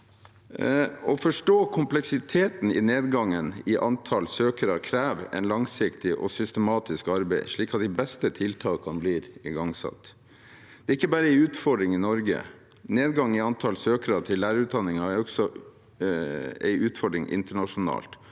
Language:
Norwegian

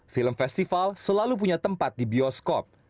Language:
Indonesian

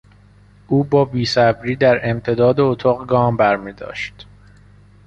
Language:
Persian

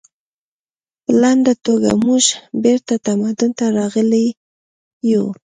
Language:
Pashto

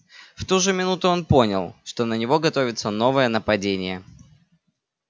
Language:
Russian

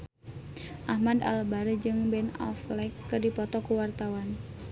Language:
Sundanese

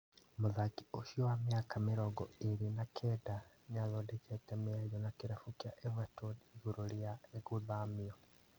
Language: Kikuyu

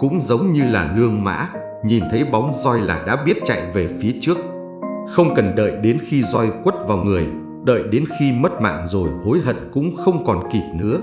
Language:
Vietnamese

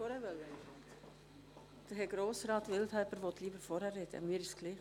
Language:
Swiss German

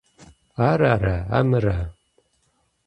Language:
Kabardian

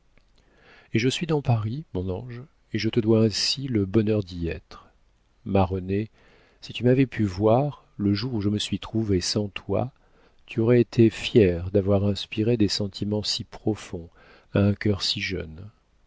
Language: French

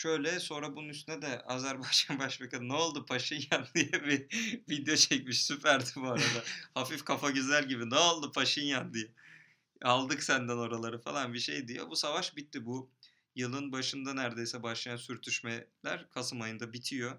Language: Turkish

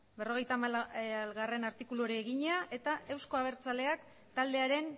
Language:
Basque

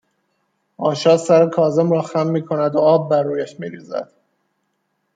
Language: Persian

